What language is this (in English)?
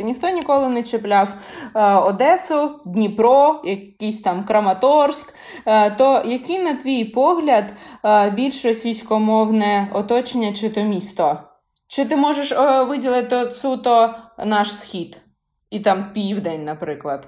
Ukrainian